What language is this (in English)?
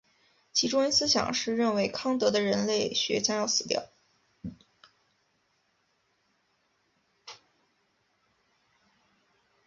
Chinese